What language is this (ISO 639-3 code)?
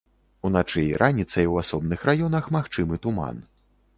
bel